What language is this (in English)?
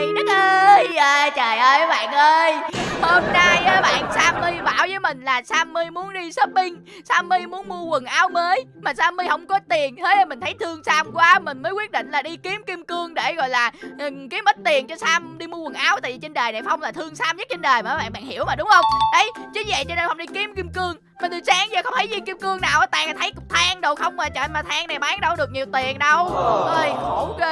Vietnamese